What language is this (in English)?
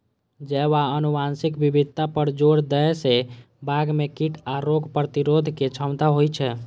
Maithili